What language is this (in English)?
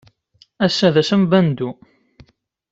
Kabyle